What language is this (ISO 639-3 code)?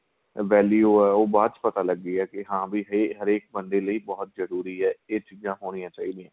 pan